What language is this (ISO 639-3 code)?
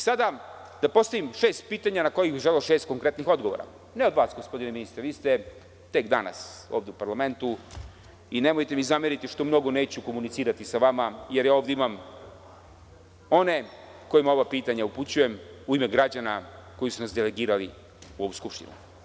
srp